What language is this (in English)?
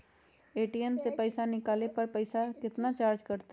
Magahi